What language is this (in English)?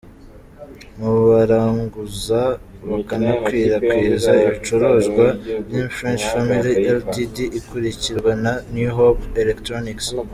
Kinyarwanda